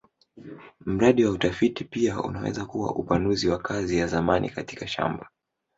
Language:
Swahili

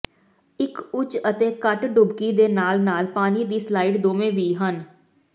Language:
Punjabi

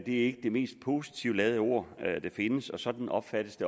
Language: Danish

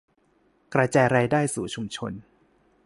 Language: Thai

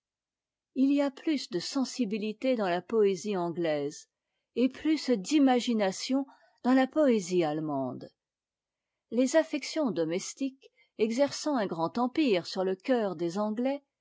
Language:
French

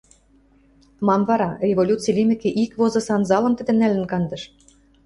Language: Western Mari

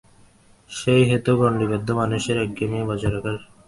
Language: Bangla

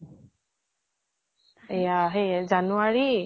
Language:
Assamese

